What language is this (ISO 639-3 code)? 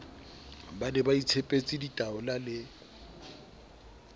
sot